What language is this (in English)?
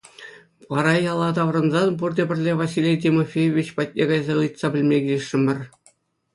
Chuvash